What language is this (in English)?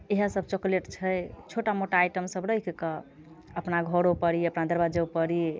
Maithili